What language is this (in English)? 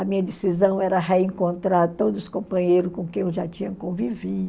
Portuguese